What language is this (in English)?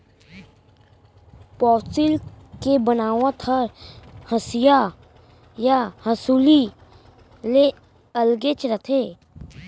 Chhattisgarhi